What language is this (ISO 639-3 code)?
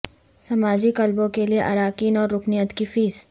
urd